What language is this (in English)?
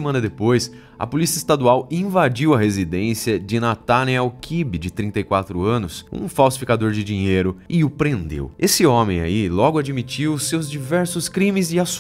Portuguese